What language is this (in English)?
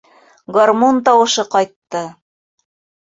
Bashkir